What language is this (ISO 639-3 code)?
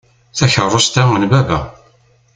kab